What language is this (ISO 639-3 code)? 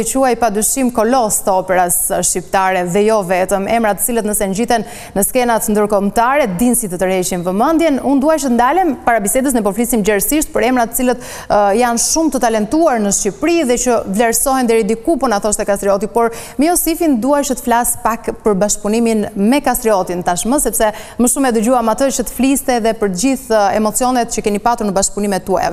ron